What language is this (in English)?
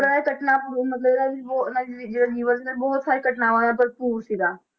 Punjabi